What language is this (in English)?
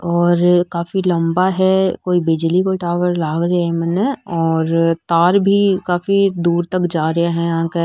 Rajasthani